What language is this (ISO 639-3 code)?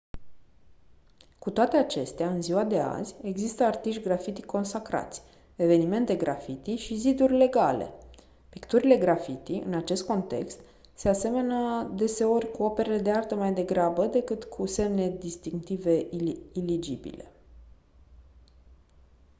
ron